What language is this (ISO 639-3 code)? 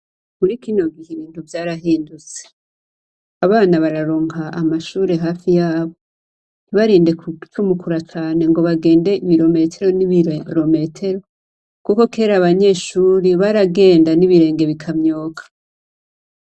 run